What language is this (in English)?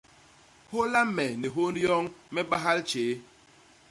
Basaa